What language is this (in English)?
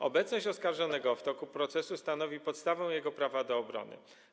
Polish